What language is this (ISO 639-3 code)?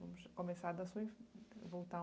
por